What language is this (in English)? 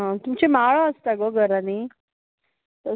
Konkani